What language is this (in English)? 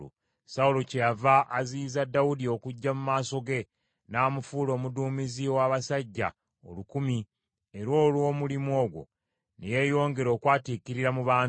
Ganda